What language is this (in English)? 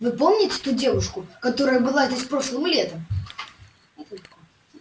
Russian